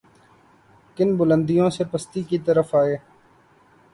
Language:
Urdu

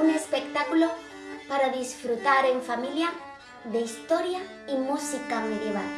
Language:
Spanish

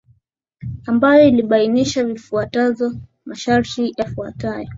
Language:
Swahili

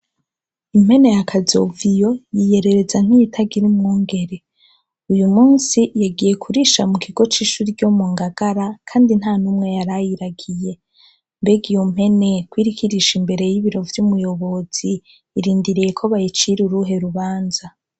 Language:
Rundi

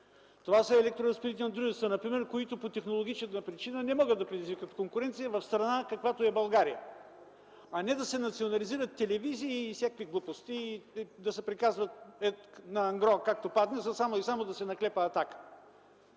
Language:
Bulgarian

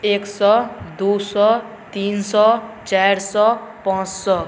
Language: Maithili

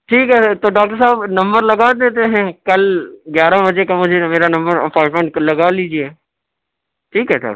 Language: Urdu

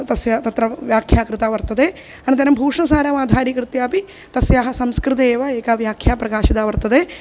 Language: Sanskrit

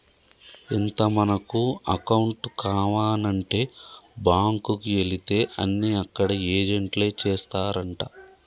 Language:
Telugu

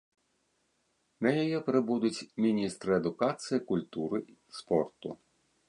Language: Belarusian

